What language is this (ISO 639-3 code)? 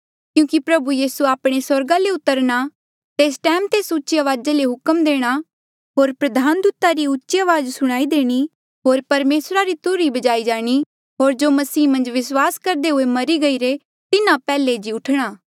mjl